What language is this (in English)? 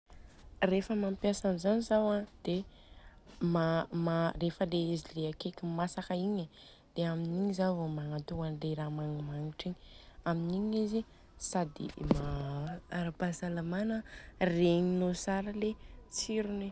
Southern Betsimisaraka Malagasy